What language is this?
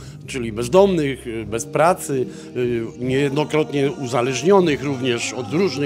Polish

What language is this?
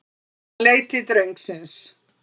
Icelandic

